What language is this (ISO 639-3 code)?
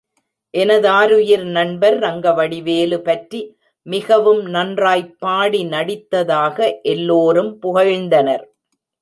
tam